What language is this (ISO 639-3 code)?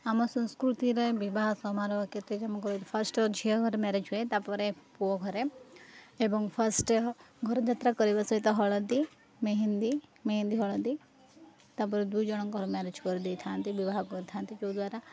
ori